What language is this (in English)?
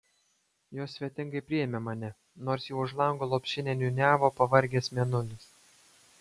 Lithuanian